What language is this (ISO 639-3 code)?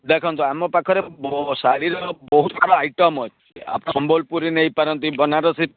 ori